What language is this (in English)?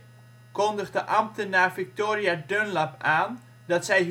Dutch